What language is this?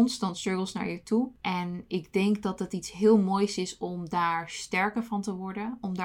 Dutch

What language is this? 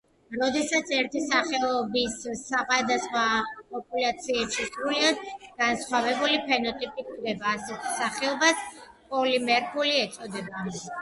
Georgian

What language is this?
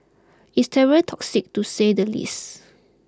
English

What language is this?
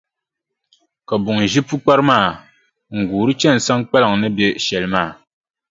Dagbani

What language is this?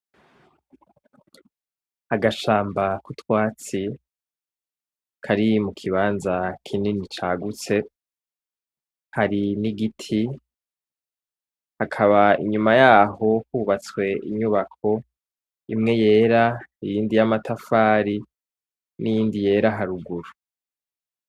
Rundi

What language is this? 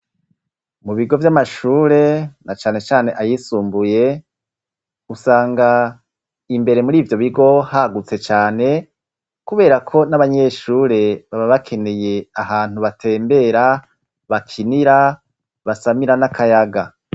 Rundi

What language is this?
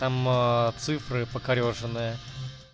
Russian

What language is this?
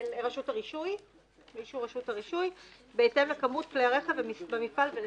Hebrew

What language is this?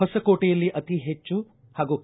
Kannada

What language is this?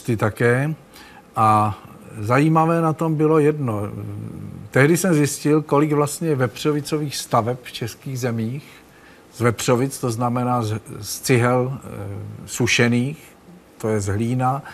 Czech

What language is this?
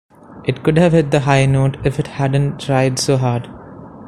English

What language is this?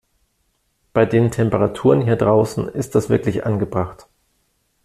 German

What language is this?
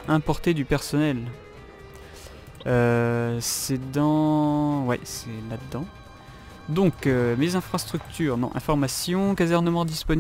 French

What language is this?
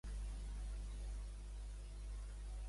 Catalan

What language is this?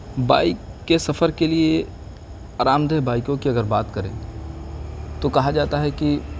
Urdu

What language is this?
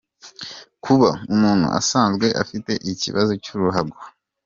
Kinyarwanda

